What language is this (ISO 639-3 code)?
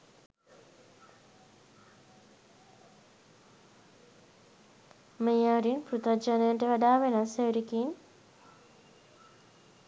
sin